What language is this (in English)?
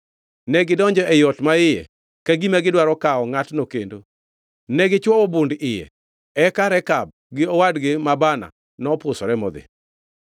Luo (Kenya and Tanzania)